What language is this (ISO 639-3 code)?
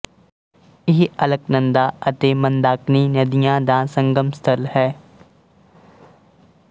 pan